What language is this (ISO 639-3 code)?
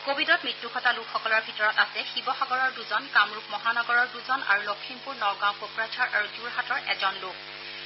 asm